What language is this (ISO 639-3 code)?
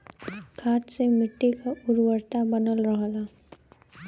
bho